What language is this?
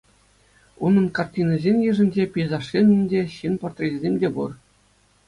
Chuvash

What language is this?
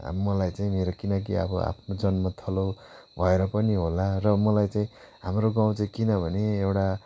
Nepali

